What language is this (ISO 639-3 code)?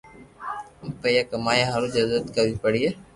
lrk